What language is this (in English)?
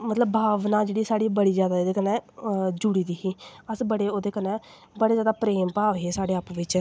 Dogri